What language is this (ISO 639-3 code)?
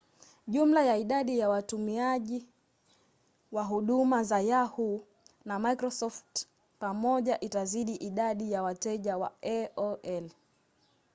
swa